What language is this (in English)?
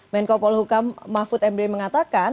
Indonesian